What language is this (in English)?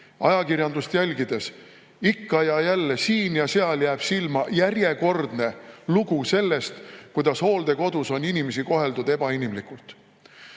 Estonian